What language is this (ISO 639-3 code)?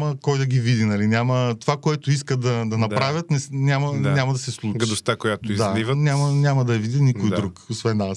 bul